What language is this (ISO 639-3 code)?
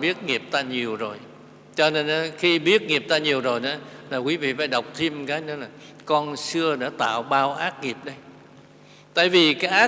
vie